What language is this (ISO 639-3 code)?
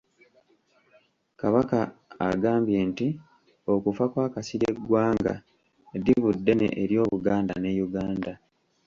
lug